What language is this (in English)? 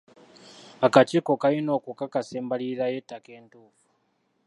Ganda